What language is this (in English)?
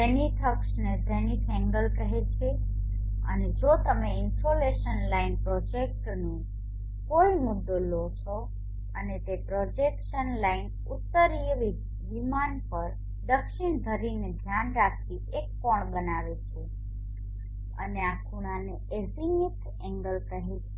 Gujarati